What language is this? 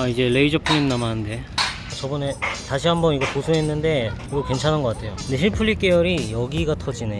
Korean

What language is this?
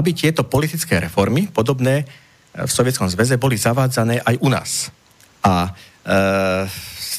Slovak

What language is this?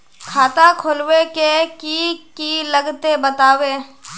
Magahi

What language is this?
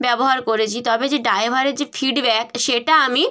Bangla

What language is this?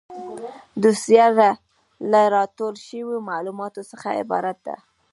Pashto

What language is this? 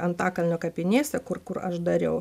Lithuanian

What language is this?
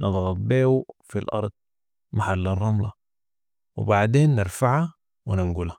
Sudanese Arabic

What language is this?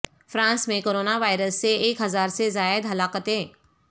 Urdu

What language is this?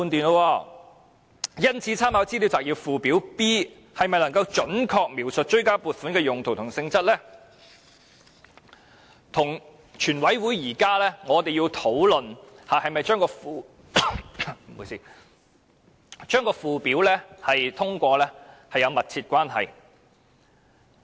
Cantonese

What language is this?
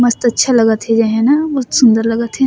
Surgujia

